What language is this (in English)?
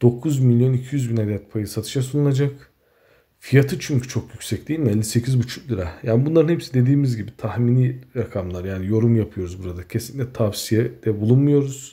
Turkish